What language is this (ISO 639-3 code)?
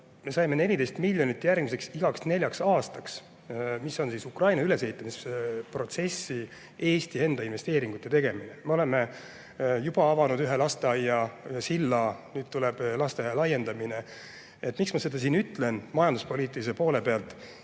est